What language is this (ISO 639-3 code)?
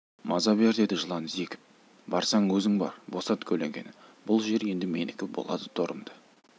kaz